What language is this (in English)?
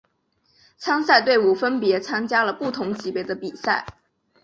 Chinese